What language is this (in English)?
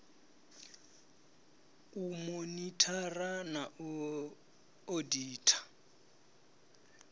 Venda